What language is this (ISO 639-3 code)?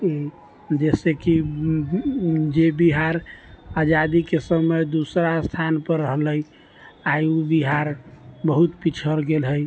mai